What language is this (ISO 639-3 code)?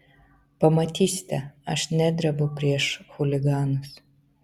lit